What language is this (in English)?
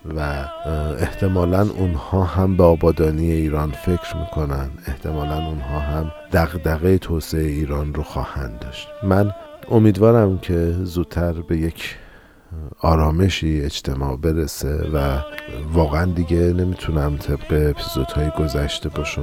Persian